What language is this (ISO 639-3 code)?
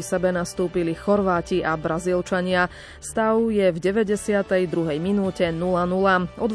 slk